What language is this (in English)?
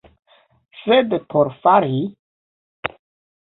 Esperanto